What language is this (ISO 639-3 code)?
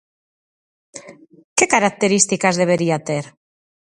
glg